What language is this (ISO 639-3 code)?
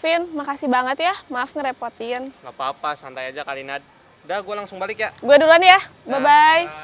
ind